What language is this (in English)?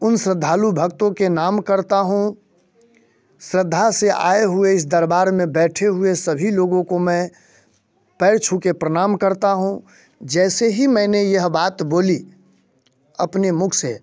Hindi